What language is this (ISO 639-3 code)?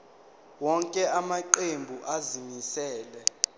zul